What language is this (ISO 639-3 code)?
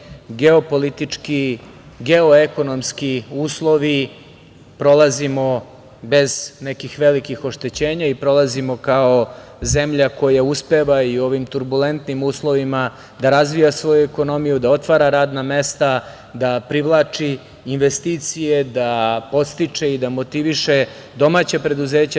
srp